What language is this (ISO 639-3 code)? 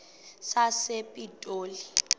xho